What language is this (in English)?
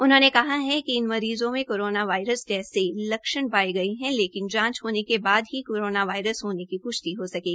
Hindi